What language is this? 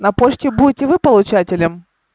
Russian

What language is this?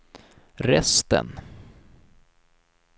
Swedish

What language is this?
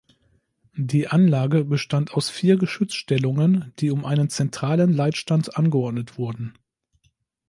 German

